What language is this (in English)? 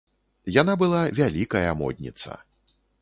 Belarusian